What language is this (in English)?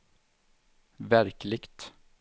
Swedish